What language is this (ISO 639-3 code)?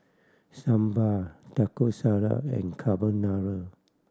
eng